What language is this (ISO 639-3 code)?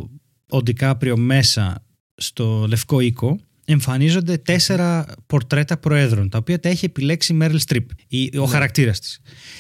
ell